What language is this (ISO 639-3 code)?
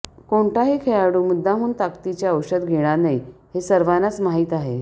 mar